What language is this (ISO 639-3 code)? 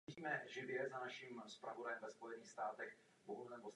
ces